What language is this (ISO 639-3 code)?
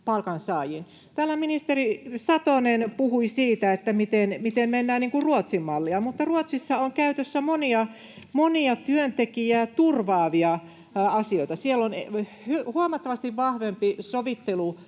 fin